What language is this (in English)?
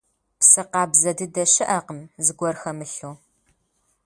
Kabardian